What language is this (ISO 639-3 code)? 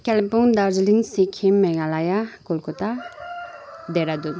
nep